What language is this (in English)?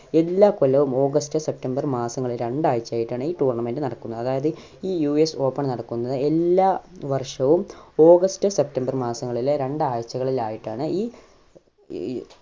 Malayalam